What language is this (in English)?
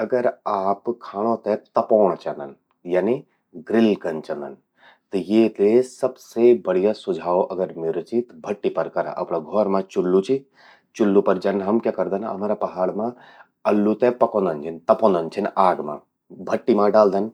Garhwali